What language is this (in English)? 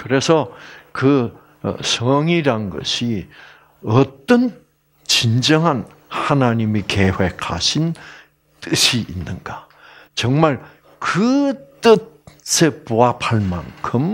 Korean